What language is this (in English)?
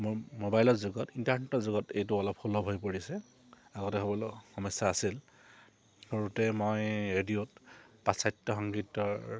Assamese